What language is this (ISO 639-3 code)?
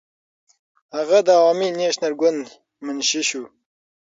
pus